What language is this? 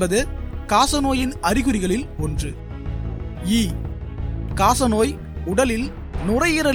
Tamil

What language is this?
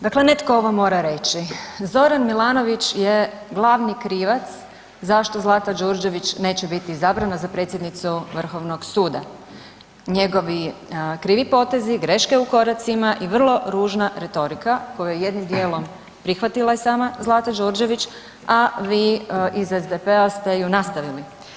Croatian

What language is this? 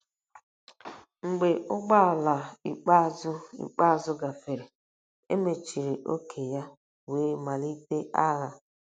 Igbo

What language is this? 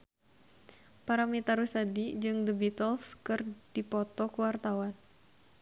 Sundanese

